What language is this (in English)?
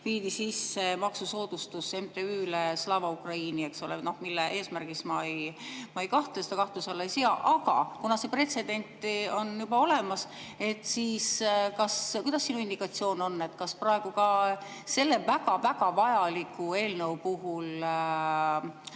Estonian